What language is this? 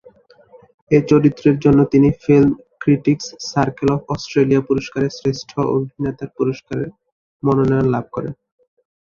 Bangla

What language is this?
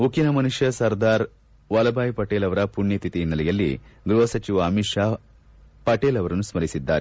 Kannada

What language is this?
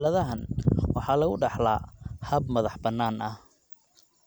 Somali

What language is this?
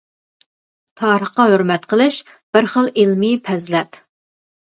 Uyghur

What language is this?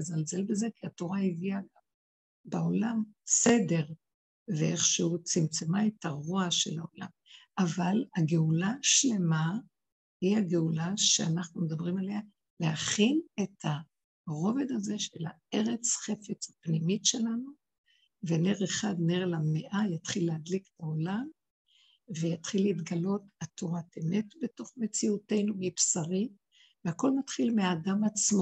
Hebrew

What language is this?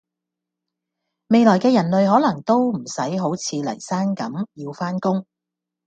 Cantonese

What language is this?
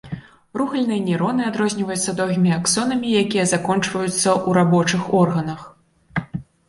Belarusian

